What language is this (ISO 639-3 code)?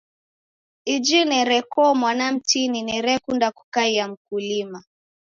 dav